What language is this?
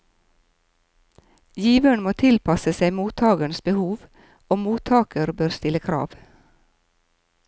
Norwegian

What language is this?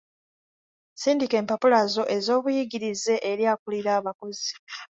Ganda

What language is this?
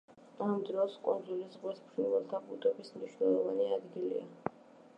Georgian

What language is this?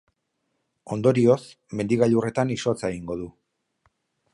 Basque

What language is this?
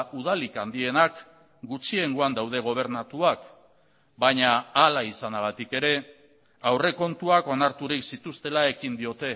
Basque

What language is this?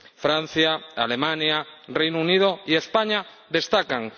Spanish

